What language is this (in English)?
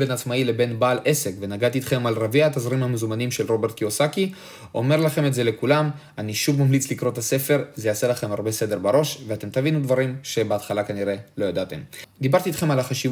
Hebrew